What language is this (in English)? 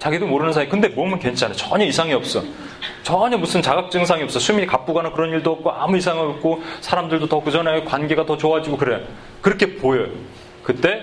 Korean